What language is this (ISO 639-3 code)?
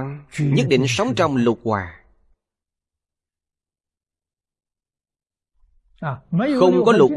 vie